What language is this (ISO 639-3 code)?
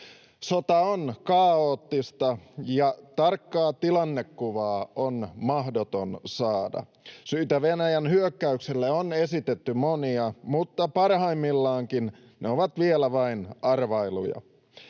fin